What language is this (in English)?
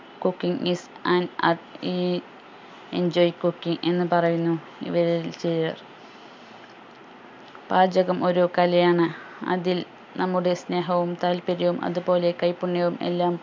Malayalam